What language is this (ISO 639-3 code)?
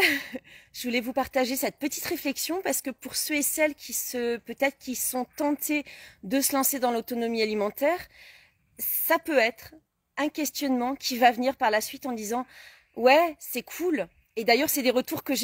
fra